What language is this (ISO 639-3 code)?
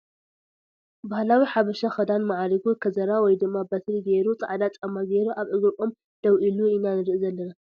tir